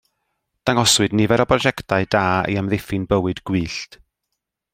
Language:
Welsh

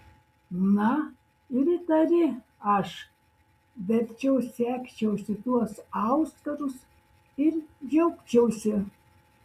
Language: Lithuanian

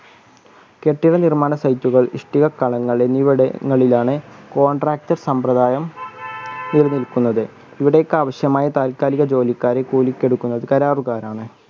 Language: Malayalam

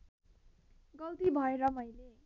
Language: Nepali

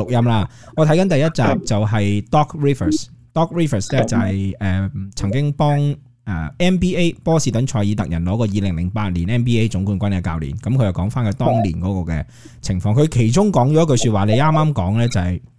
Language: Chinese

